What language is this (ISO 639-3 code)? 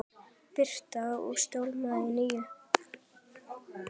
isl